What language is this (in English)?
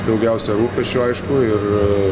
Lithuanian